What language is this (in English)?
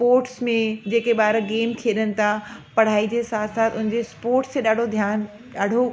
Sindhi